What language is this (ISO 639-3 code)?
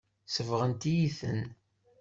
kab